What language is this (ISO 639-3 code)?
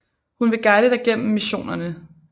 dan